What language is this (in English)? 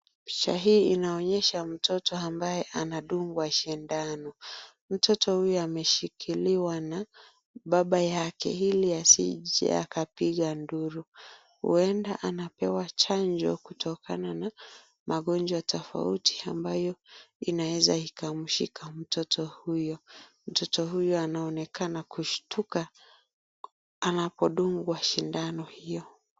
Swahili